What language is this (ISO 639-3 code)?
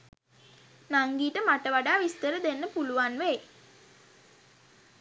sin